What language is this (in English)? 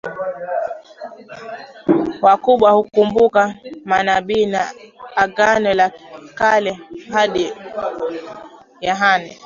Swahili